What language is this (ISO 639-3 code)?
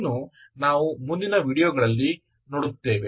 kan